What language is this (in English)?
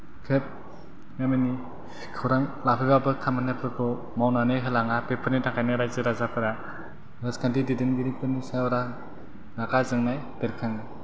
Bodo